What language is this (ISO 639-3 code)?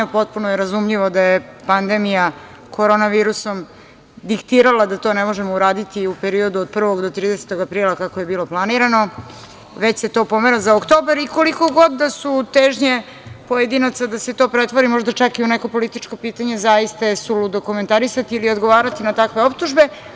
srp